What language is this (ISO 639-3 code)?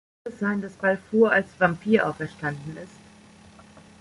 deu